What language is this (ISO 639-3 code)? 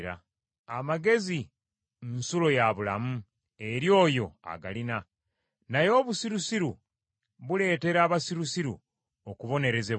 lug